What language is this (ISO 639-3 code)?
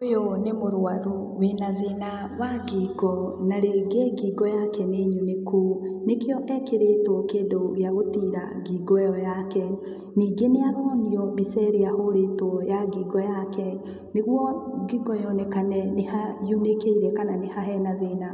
kik